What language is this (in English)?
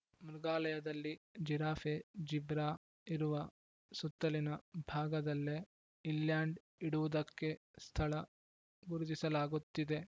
Kannada